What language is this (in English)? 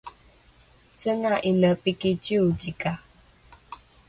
Rukai